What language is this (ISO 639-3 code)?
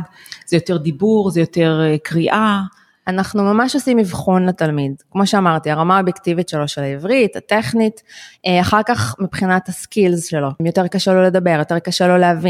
heb